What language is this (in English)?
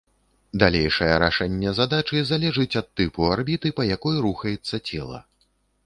Belarusian